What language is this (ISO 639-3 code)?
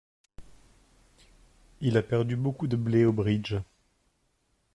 fra